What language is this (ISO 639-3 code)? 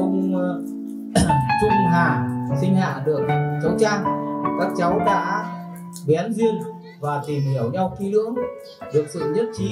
vie